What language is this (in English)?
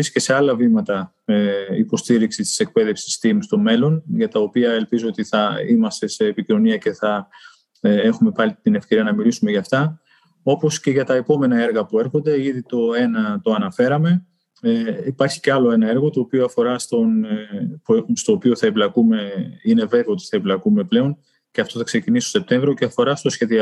Greek